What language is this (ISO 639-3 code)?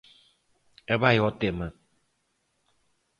glg